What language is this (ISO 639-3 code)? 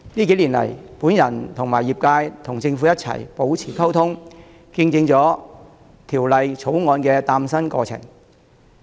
yue